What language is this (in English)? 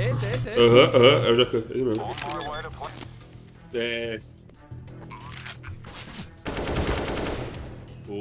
Portuguese